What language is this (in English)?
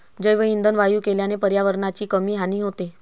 Marathi